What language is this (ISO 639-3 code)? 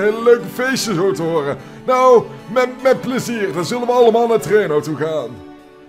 nld